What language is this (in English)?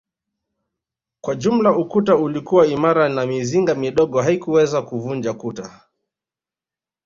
Swahili